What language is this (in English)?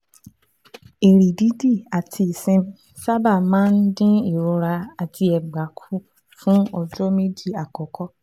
Yoruba